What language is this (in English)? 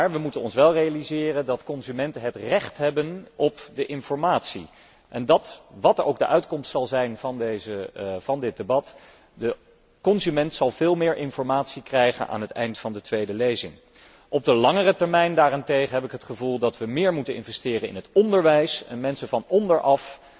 Dutch